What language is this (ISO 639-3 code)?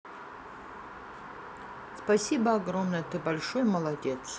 rus